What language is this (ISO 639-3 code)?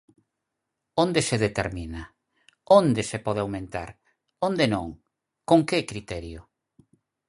glg